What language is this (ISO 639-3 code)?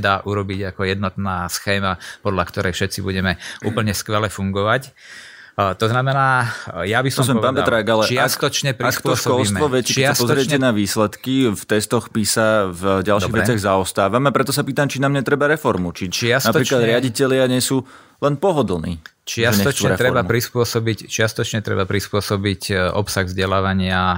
slk